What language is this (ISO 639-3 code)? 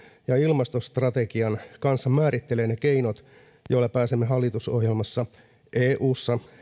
fin